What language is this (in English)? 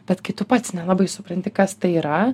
Lithuanian